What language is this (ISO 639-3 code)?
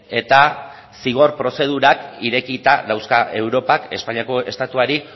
eus